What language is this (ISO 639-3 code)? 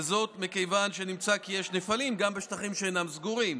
heb